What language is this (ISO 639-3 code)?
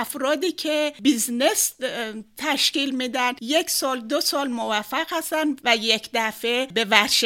fas